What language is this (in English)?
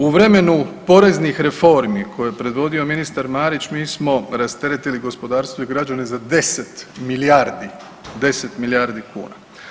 Croatian